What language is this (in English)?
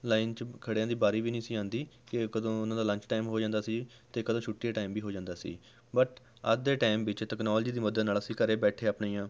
Punjabi